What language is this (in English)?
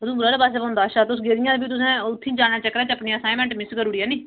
Dogri